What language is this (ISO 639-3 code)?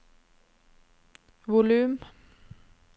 nor